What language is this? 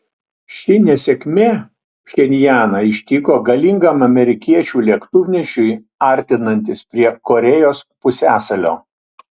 Lithuanian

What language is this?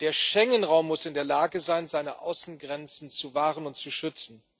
German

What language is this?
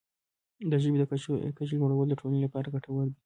Pashto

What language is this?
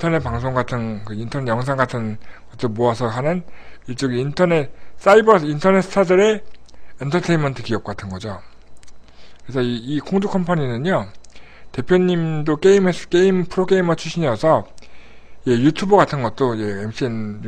Korean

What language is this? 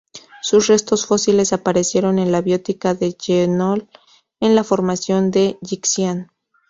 Spanish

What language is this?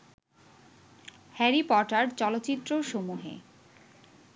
Bangla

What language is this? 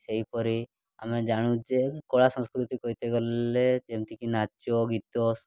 Odia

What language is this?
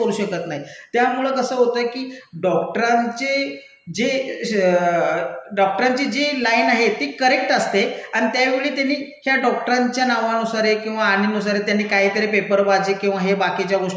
Marathi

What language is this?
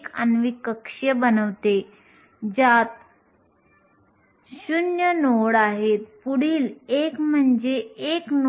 Marathi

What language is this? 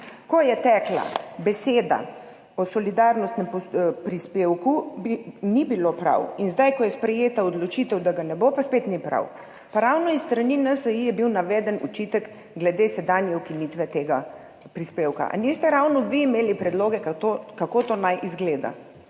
Slovenian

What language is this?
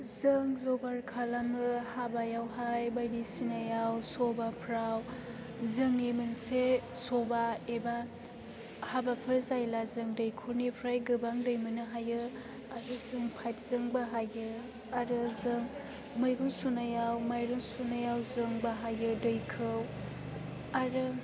Bodo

